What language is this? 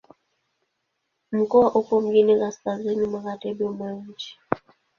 Swahili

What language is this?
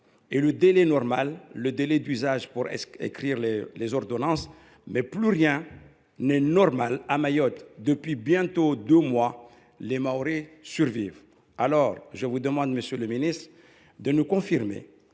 French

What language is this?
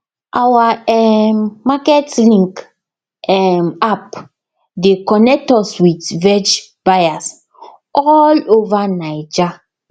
Nigerian Pidgin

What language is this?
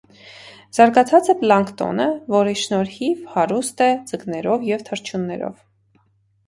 Armenian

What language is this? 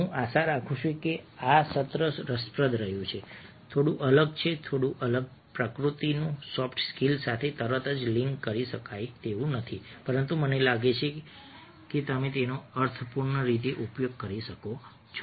Gujarati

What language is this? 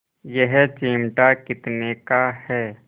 Hindi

